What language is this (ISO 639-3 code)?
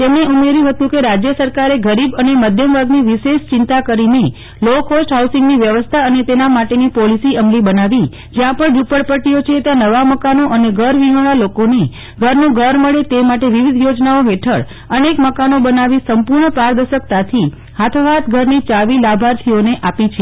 guj